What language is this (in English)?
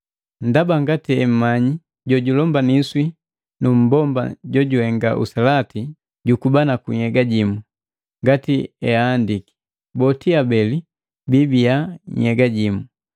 Matengo